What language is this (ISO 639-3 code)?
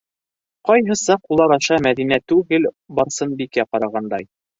bak